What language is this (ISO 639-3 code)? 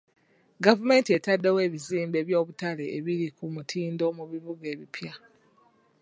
lug